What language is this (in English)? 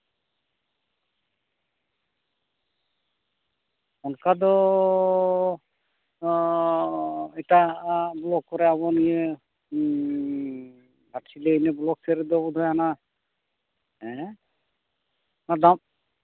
Santali